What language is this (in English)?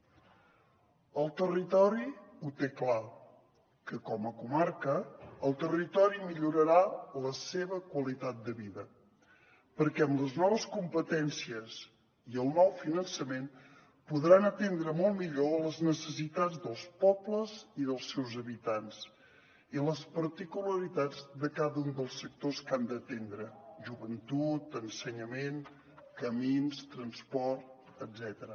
Catalan